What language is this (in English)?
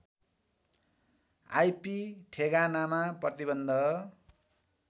Nepali